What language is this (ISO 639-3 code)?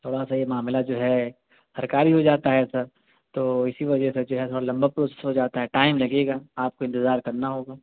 urd